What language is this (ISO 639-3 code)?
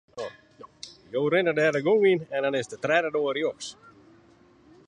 fry